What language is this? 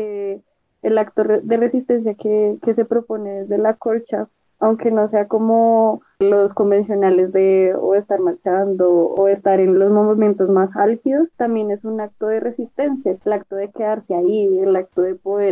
Spanish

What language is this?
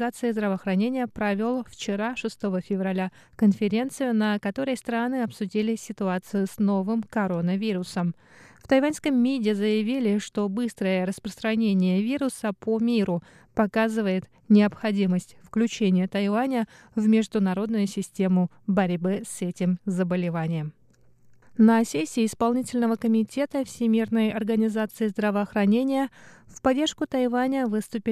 Russian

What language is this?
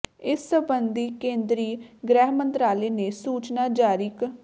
Punjabi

